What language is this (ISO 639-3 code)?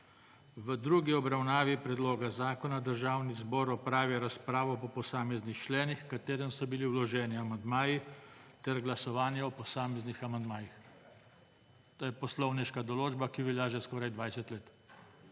slv